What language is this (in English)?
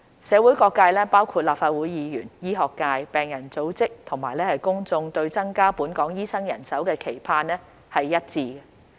Cantonese